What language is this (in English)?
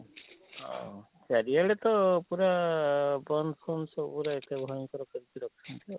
Odia